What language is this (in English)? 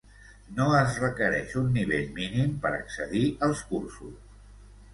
Catalan